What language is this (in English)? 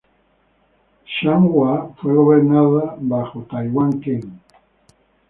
Spanish